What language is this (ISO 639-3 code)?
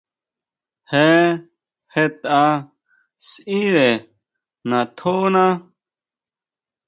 mau